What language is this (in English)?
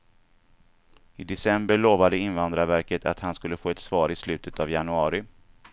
Swedish